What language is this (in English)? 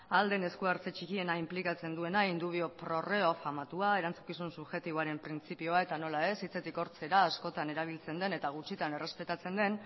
Basque